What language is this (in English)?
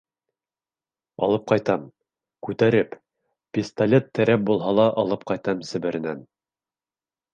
Bashkir